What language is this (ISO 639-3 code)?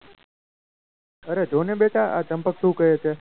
guj